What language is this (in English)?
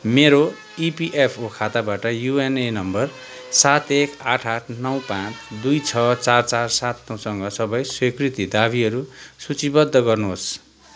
Nepali